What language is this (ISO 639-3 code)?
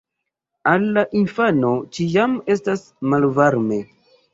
epo